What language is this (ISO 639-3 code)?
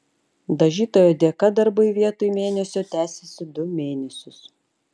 lit